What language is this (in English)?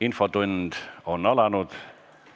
Estonian